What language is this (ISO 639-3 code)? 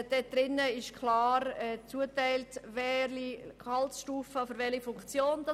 gsw